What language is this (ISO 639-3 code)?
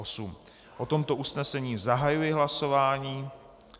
ces